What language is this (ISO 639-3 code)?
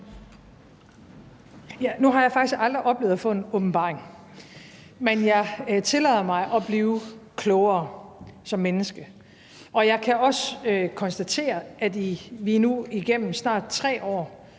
dan